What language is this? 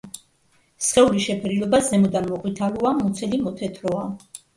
Georgian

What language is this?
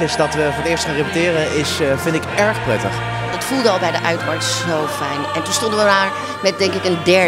Dutch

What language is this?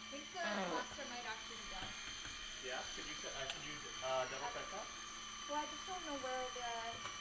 English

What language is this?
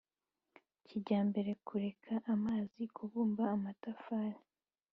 Kinyarwanda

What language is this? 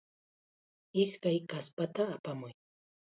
Chiquián Ancash Quechua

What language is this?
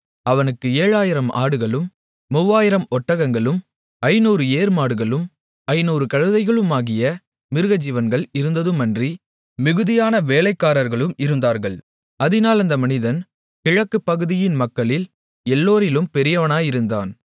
Tamil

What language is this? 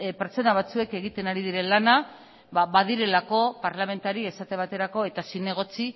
Basque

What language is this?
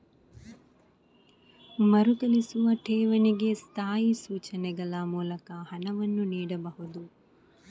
Kannada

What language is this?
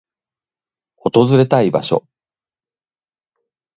Japanese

